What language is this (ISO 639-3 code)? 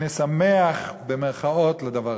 heb